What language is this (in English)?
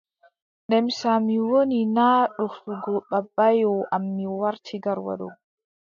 Adamawa Fulfulde